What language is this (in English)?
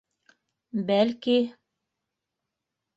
Bashkir